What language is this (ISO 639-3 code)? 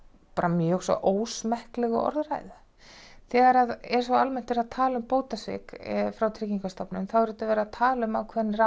isl